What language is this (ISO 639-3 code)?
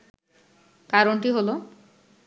ben